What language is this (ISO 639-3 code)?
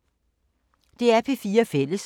dan